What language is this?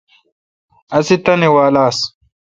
Kalkoti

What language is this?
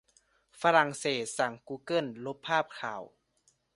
Thai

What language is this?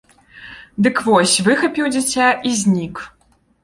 Belarusian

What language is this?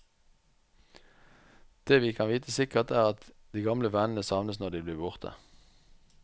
Norwegian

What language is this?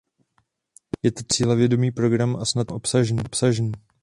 Czech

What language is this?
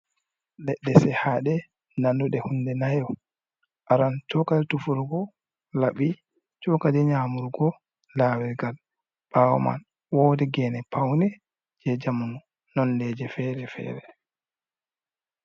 Fula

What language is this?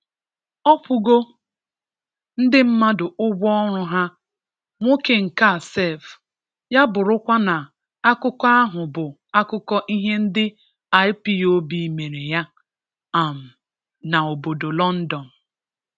Igbo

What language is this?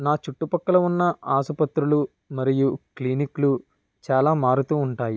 Telugu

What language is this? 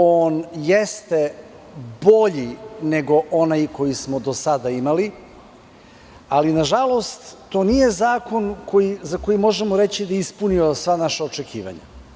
Serbian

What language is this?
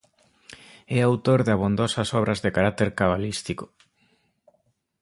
Galician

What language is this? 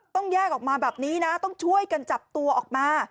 Thai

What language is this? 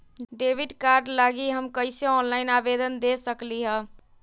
Magahi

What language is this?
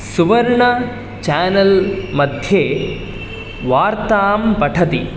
Sanskrit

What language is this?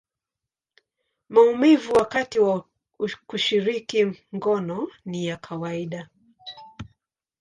Swahili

